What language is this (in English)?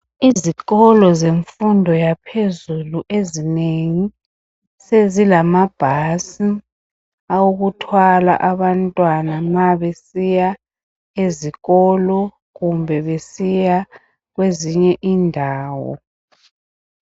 North Ndebele